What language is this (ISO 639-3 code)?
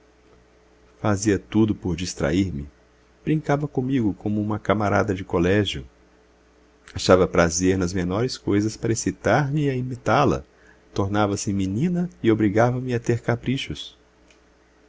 por